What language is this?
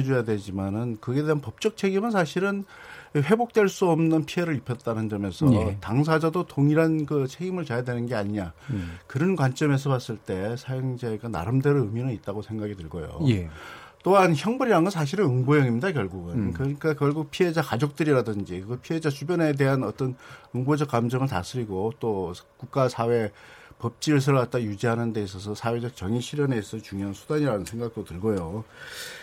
Korean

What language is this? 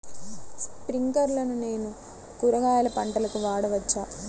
Telugu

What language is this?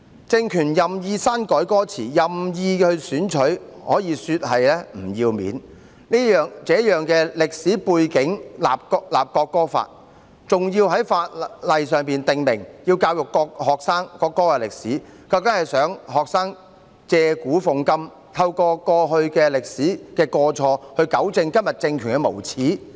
Cantonese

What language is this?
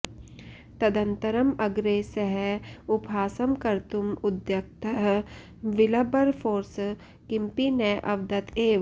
Sanskrit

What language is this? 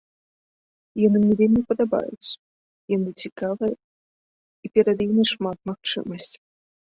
Belarusian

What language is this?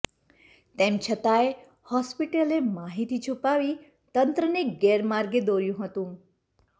Gujarati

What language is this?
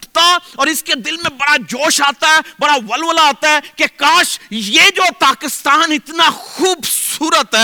Urdu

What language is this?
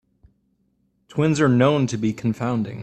English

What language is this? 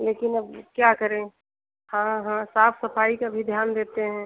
Hindi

